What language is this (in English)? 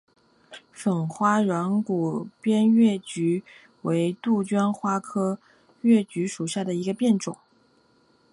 Chinese